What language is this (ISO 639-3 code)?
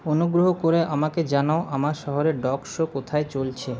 ben